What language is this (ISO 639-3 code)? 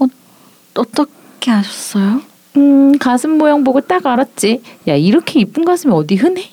kor